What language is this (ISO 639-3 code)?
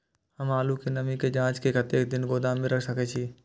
mai